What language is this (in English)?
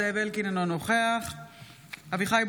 Hebrew